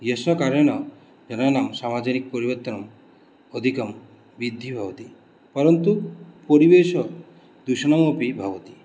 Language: Sanskrit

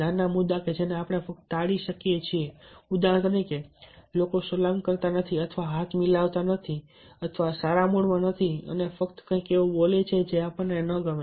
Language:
Gujarati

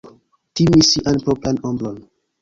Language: Esperanto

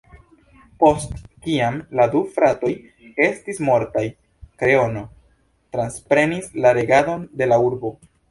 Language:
Esperanto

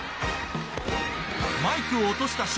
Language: Japanese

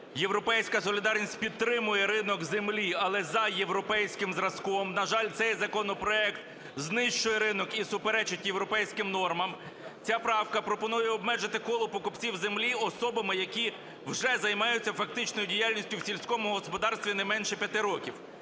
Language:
Ukrainian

